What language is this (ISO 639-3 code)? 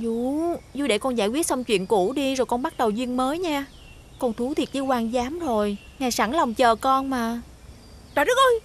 vie